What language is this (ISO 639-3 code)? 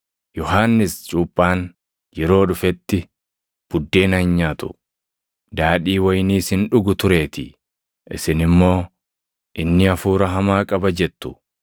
orm